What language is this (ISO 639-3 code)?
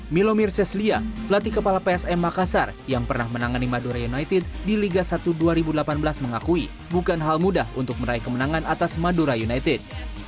ind